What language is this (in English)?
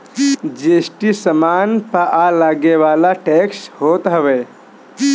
Bhojpuri